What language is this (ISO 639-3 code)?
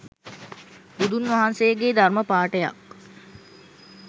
sin